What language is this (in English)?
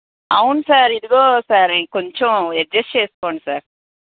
Telugu